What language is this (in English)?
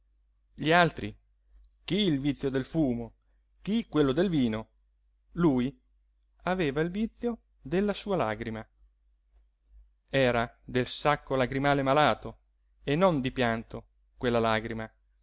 Italian